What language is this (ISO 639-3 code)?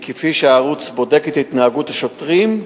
heb